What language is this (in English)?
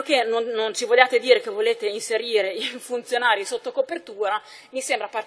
Italian